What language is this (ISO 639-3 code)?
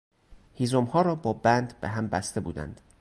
fas